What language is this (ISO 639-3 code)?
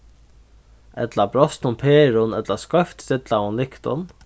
fao